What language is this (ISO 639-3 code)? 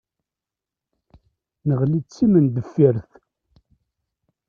kab